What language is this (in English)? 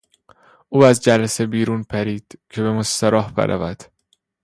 Persian